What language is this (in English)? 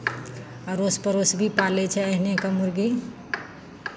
Maithili